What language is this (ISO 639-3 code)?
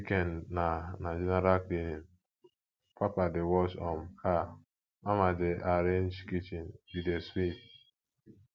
pcm